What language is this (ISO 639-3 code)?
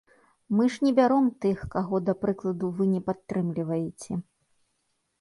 bel